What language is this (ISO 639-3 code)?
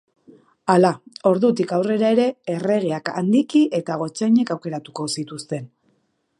eus